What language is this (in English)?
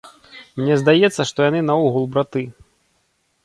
Belarusian